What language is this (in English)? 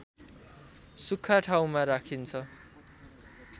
Nepali